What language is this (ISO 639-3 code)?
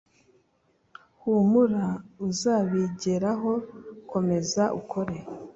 kin